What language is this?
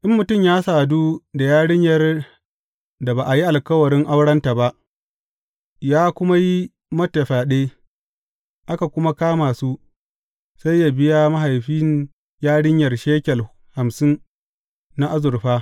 Hausa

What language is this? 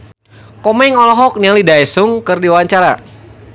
Sundanese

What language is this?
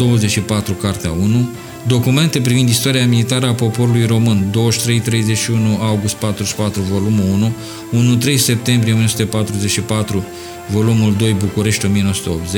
Romanian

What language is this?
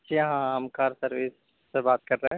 Urdu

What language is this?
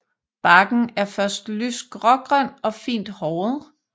Danish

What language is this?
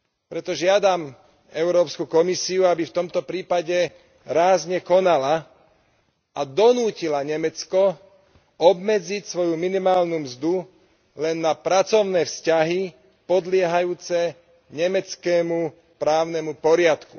Slovak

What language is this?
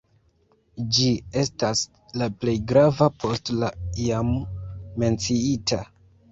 Esperanto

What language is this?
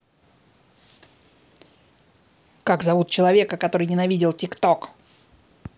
Russian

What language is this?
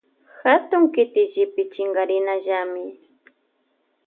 Loja Highland Quichua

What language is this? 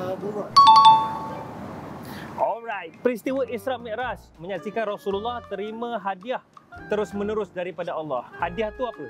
Malay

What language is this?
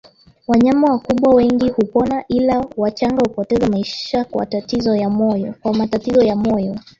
Swahili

